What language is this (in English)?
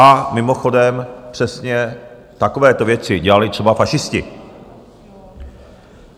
Czech